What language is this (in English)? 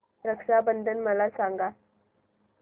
Marathi